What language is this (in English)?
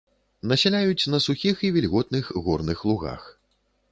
Belarusian